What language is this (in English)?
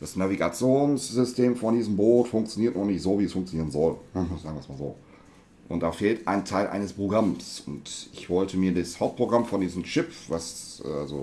German